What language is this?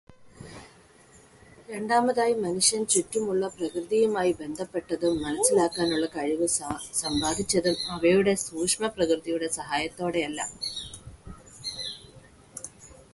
Malayalam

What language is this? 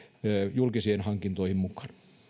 Finnish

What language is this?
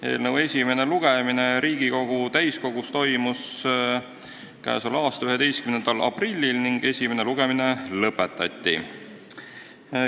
Estonian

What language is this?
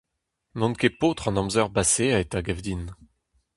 Breton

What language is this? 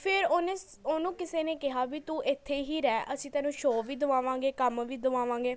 Punjabi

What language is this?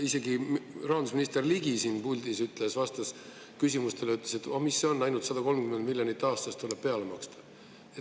Estonian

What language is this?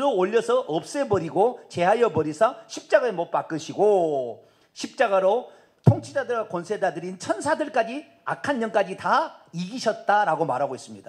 Korean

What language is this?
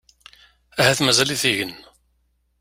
Kabyle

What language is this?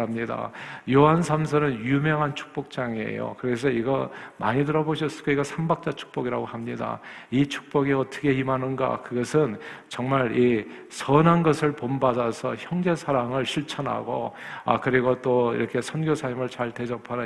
Korean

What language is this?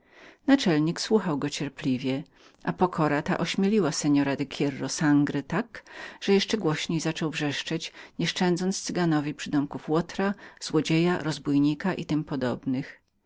Polish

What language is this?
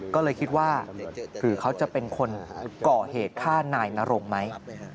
Thai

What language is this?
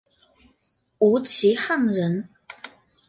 Chinese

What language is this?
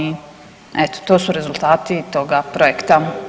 Croatian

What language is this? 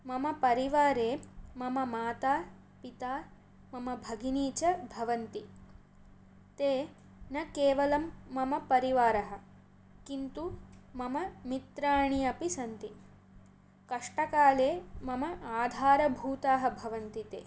Sanskrit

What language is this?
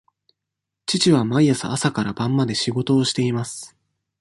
Japanese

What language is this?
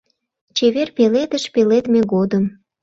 Mari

